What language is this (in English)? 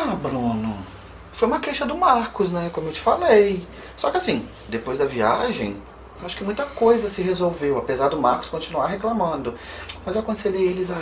Portuguese